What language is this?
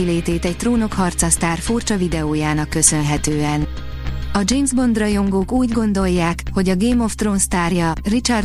Hungarian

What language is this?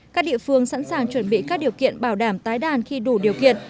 Vietnamese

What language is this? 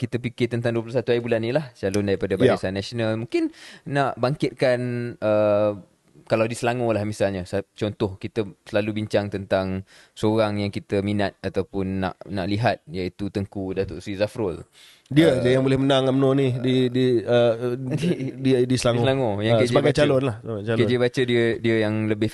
Malay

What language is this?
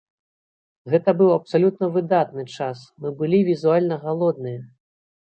Belarusian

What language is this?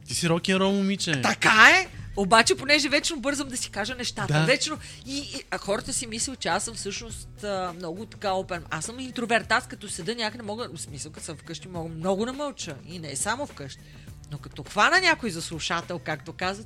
Bulgarian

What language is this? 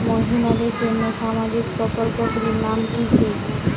Bangla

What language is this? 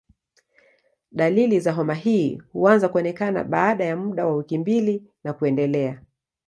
Swahili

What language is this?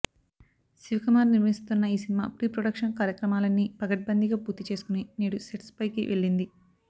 Telugu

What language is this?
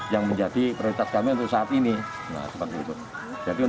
Indonesian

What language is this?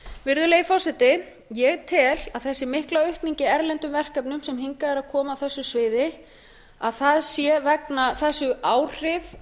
Icelandic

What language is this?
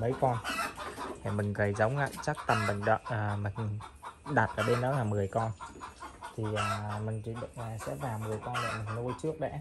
Vietnamese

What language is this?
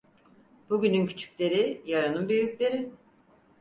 Turkish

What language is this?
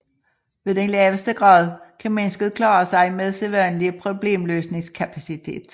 Danish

